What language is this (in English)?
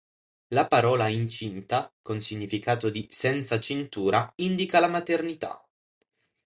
Italian